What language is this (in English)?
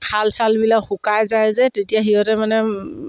Assamese